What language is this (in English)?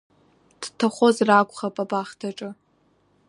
Abkhazian